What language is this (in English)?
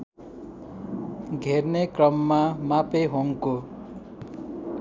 Nepali